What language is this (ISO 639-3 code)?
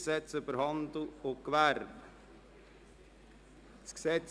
gsw